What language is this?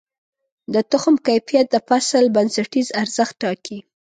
Pashto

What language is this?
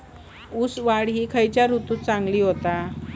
Marathi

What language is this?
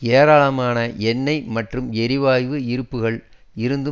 Tamil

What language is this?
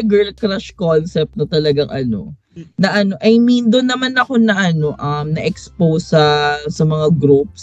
Filipino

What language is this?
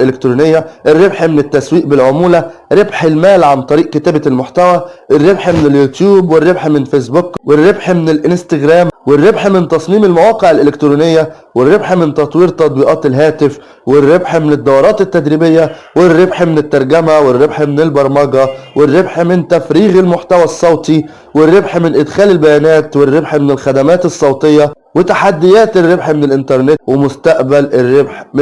Arabic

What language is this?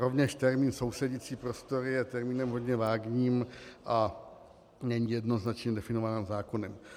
Czech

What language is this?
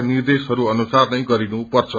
Nepali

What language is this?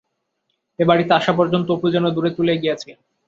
Bangla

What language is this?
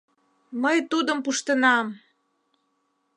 Mari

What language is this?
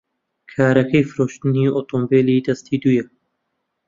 Central Kurdish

